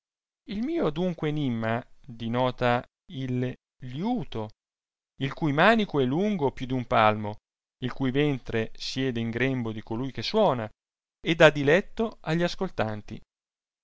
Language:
Italian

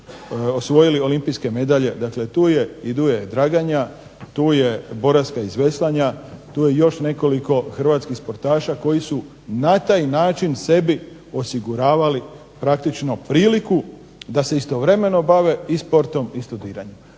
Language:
Croatian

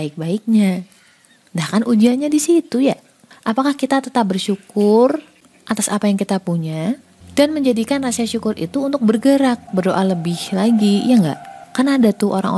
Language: Indonesian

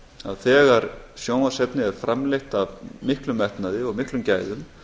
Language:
Icelandic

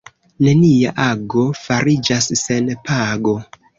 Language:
Esperanto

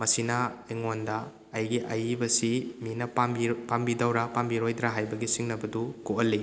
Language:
Manipuri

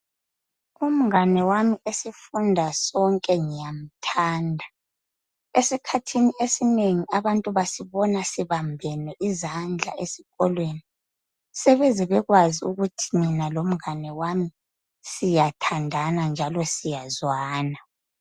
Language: North Ndebele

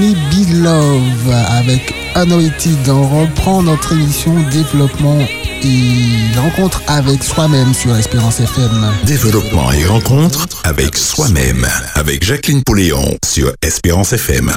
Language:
French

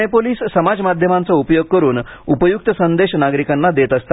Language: Marathi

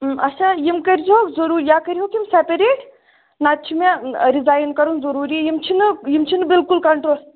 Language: Kashmiri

